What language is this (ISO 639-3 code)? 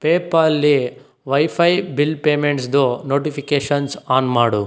kan